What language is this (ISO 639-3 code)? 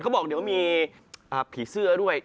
tha